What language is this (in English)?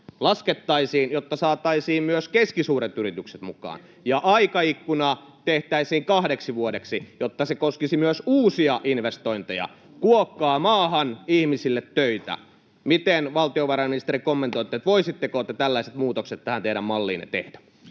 Finnish